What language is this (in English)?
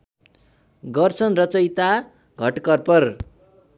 Nepali